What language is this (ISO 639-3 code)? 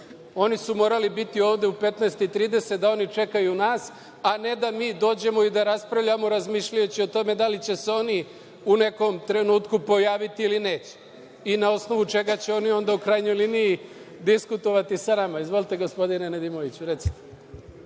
srp